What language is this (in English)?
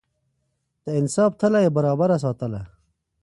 Pashto